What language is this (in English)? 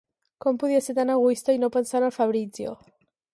Catalan